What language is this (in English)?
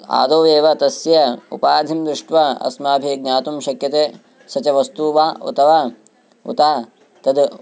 Sanskrit